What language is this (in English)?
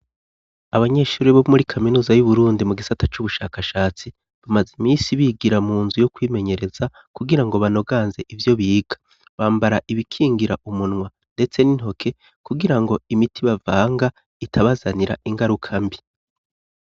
Rundi